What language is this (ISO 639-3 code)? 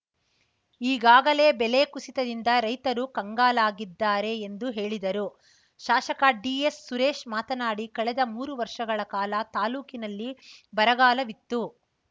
kan